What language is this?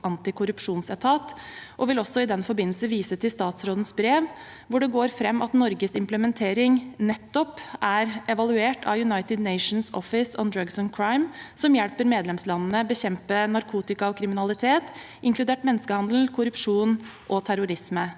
Norwegian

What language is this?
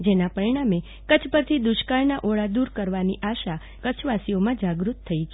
Gujarati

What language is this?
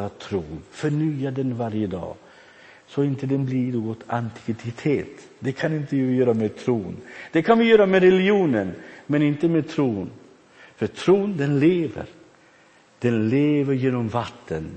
Swedish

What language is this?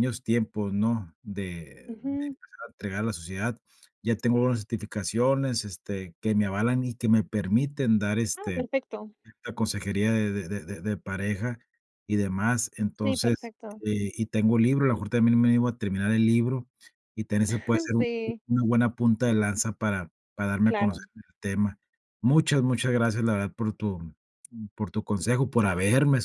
Spanish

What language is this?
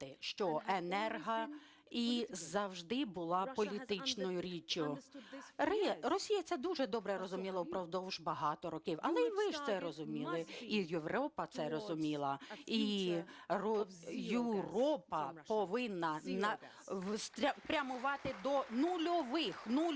Ukrainian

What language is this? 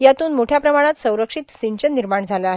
Marathi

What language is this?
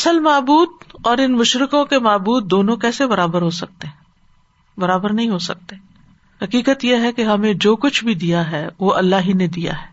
Urdu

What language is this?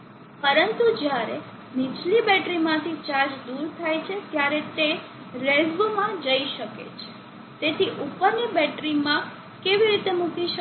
Gujarati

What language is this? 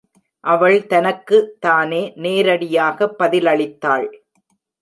Tamil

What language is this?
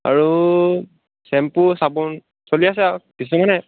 Assamese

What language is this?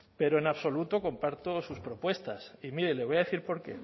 Spanish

